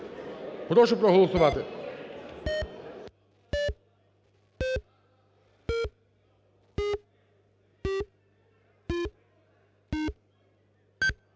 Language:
Ukrainian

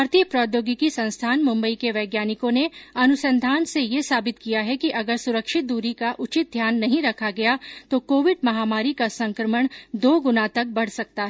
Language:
Hindi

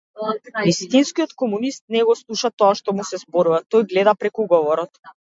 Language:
Macedonian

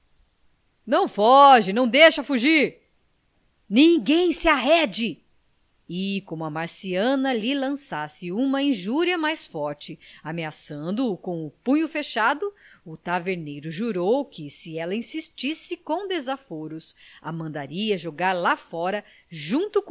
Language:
Portuguese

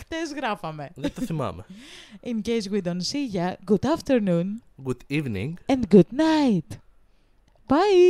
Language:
Greek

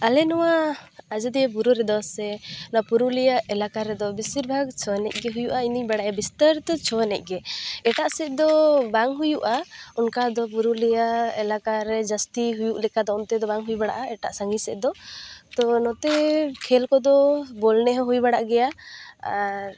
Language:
Santali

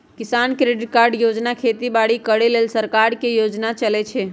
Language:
Magahi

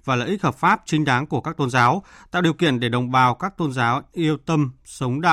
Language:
Vietnamese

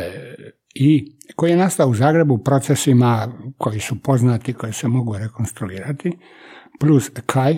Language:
Croatian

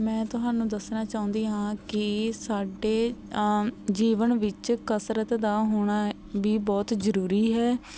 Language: Punjabi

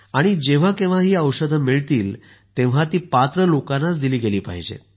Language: Marathi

